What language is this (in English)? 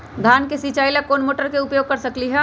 Magahi